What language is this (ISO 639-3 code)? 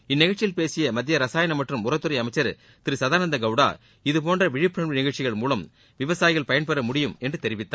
tam